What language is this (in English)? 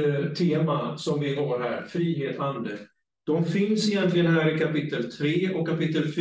Swedish